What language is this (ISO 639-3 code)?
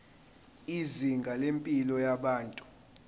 zul